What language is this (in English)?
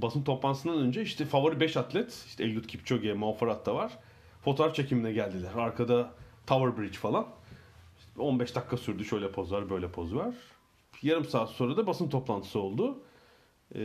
Turkish